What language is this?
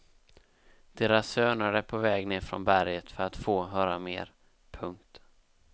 Swedish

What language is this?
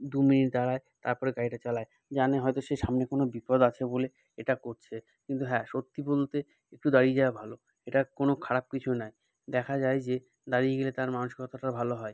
Bangla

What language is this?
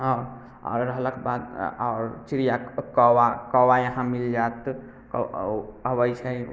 Maithili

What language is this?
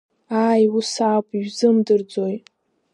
Abkhazian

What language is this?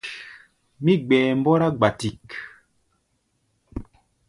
Gbaya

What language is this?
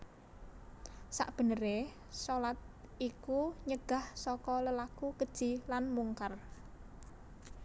Javanese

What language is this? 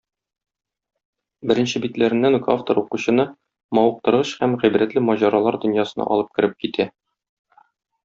Tatar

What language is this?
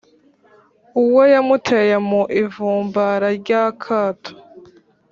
Kinyarwanda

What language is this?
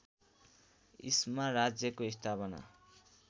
Nepali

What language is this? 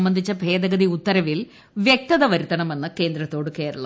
Malayalam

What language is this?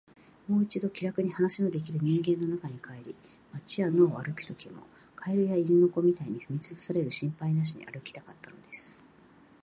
Japanese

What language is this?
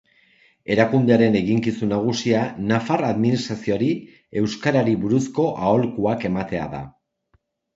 Basque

